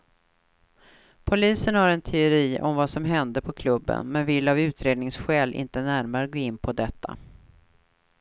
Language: Swedish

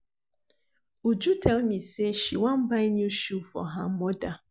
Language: Nigerian Pidgin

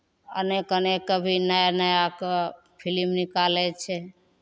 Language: Maithili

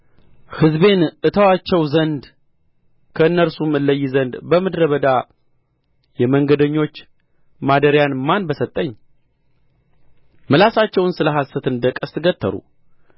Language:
Amharic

